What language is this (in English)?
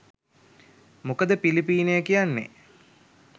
Sinhala